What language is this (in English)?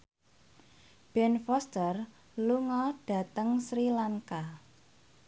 Javanese